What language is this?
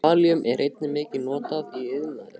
Icelandic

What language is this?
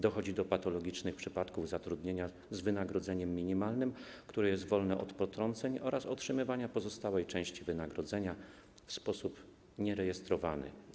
Polish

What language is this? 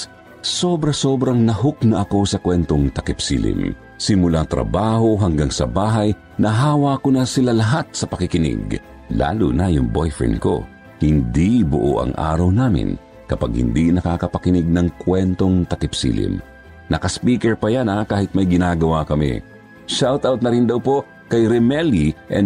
Filipino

